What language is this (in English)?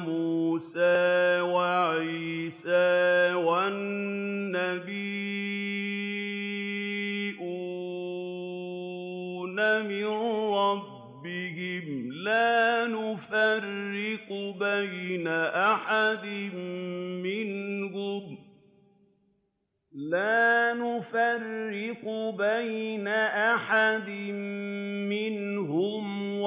Arabic